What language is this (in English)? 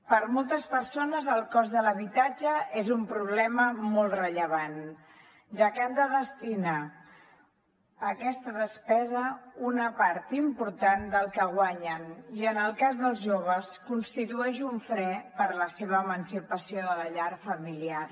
Catalan